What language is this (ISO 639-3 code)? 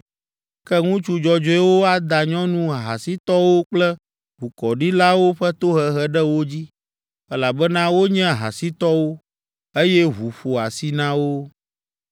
ewe